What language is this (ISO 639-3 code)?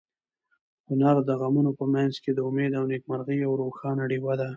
pus